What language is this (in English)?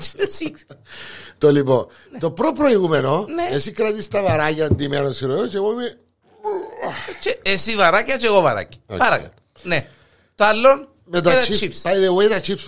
Greek